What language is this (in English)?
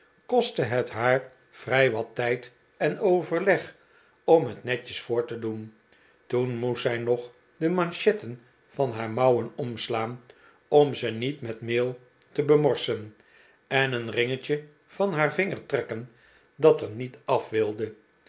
Dutch